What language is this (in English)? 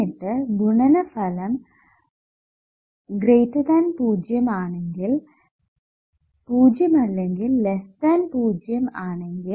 Malayalam